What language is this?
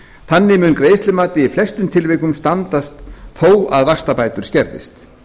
Icelandic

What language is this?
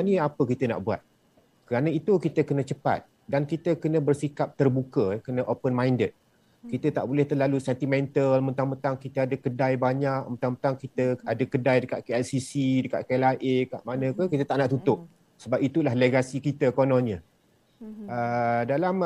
Malay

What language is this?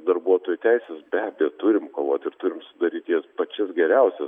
Lithuanian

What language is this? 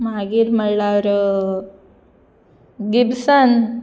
Konkani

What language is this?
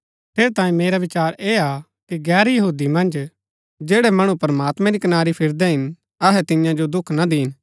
Gaddi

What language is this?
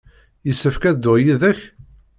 Kabyle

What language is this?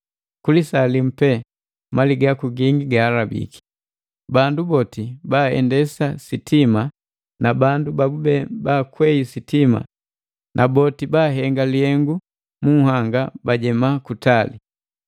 Matengo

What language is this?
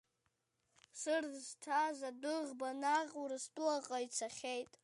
Abkhazian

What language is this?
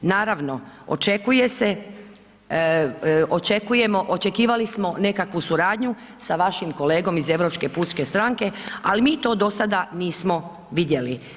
Croatian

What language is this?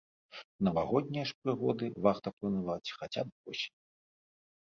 Belarusian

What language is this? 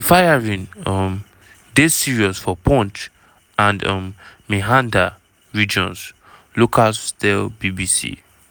Nigerian Pidgin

